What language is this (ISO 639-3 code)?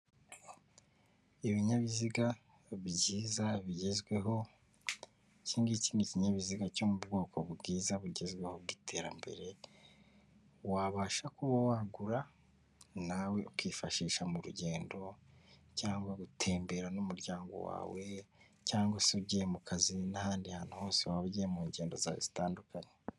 kin